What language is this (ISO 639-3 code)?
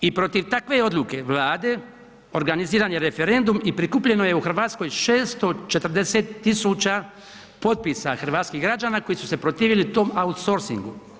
hrv